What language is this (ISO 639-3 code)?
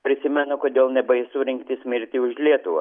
lit